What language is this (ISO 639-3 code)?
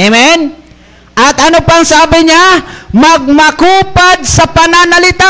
fil